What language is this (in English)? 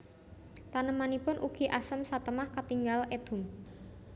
Javanese